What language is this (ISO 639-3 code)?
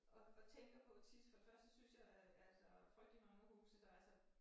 dan